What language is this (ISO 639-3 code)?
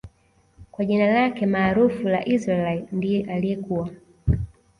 swa